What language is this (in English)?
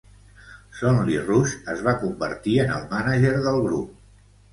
Catalan